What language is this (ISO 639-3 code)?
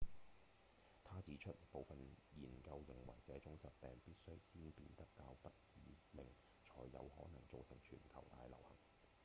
yue